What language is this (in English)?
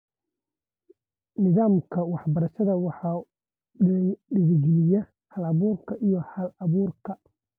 Somali